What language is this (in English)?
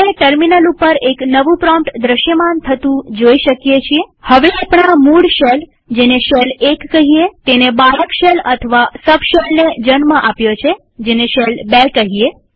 Gujarati